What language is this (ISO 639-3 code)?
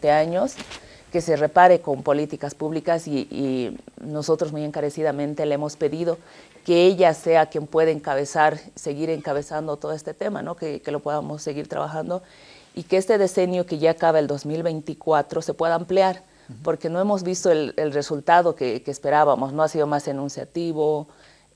spa